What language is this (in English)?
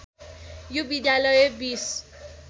Nepali